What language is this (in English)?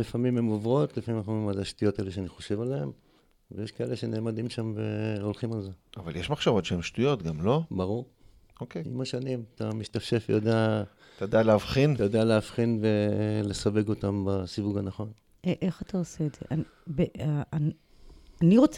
Hebrew